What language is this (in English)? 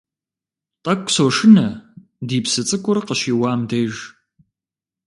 Kabardian